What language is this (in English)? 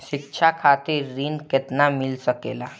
Bhojpuri